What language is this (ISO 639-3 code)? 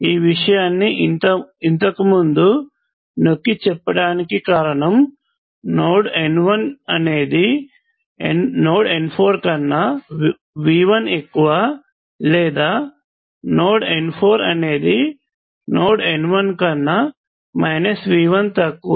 tel